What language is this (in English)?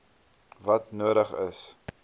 Afrikaans